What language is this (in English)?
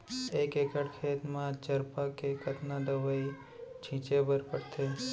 Chhattisgarhi